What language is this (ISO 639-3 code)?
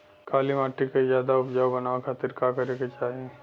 bho